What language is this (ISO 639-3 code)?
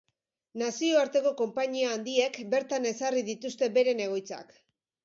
eus